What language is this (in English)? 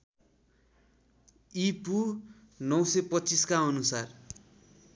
Nepali